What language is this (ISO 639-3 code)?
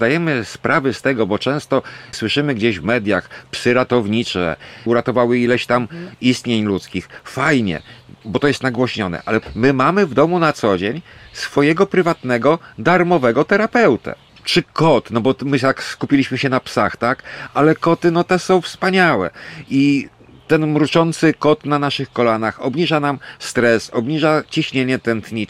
pol